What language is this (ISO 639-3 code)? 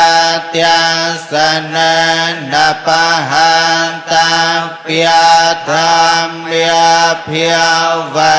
ind